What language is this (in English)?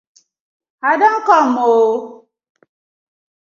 Nigerian Pidgin